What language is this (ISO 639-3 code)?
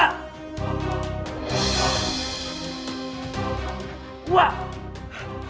ind